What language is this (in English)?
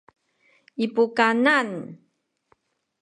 Sakizaya